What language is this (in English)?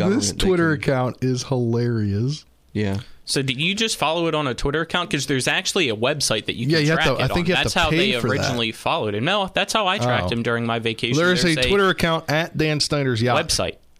English